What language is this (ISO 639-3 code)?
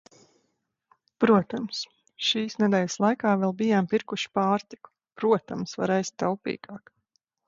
lav